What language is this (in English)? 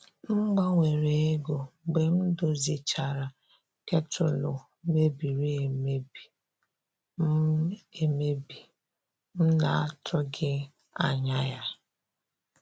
Igbo